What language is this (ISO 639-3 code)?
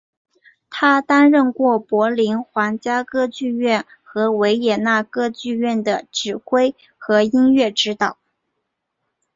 zho